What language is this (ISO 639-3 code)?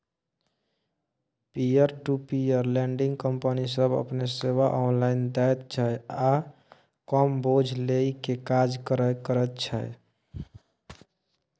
mai